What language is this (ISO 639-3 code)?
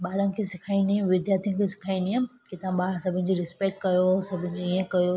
snd